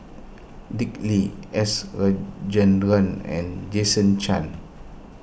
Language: English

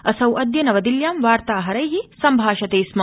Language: Sanskrit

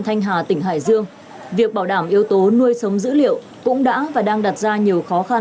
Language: Vietnamese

